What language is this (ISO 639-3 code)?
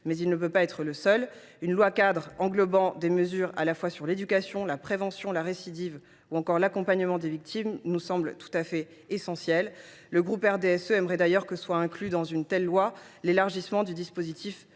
fra